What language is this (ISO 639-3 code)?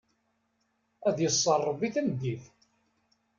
kab